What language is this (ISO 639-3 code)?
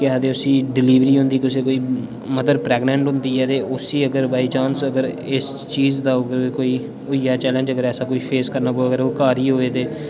doi